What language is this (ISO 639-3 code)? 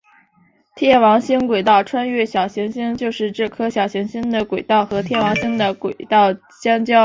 zho